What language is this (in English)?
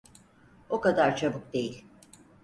Turkish